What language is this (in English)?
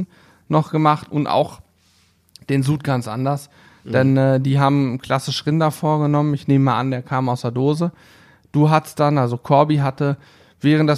German